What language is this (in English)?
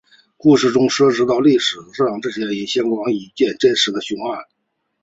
Chinese